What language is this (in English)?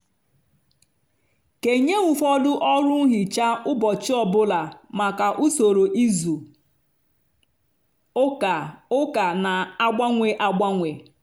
Igbo